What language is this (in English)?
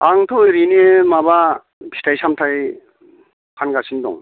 Bodo